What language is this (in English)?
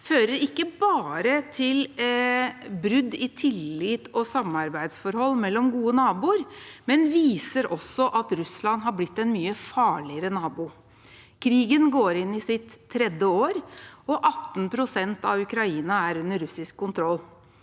Norwegian